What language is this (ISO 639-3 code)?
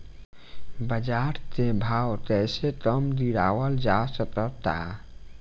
bho